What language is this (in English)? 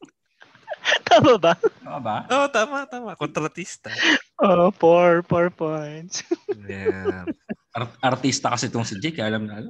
Filipino